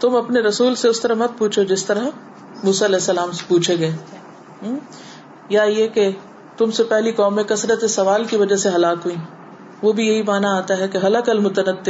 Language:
Urdu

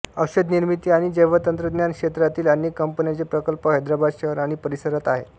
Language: Marathi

